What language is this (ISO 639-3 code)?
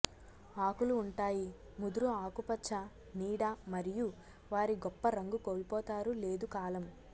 tel